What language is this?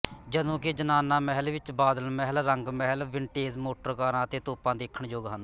Punjabi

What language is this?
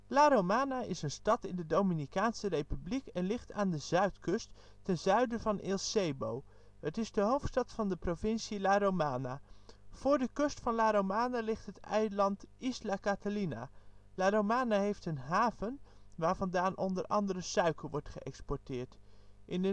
Dutch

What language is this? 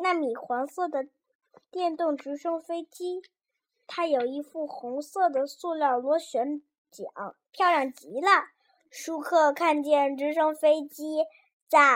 Chinese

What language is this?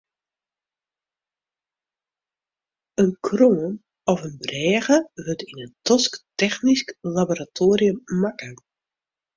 Western Frisian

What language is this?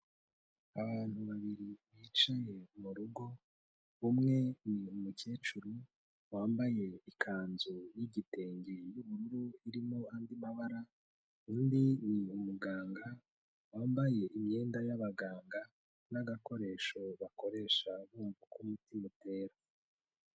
Kinyarwanda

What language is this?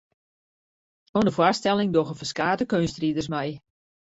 Western Frisian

